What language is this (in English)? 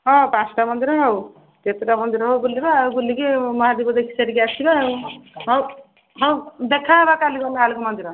Odia